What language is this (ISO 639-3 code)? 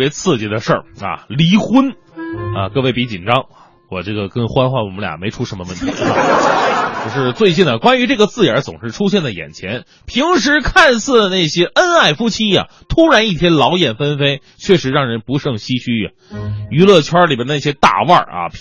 zho